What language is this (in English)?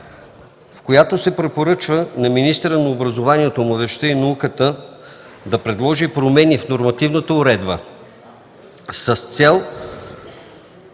Bulgarian